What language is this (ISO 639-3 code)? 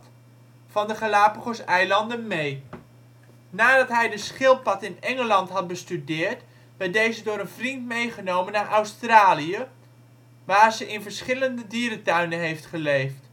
nld